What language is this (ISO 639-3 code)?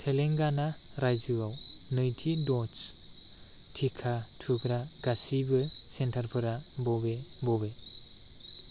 brx